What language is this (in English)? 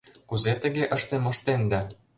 Mari